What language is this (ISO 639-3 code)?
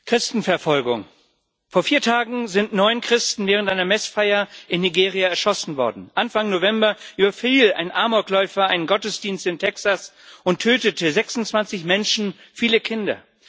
deu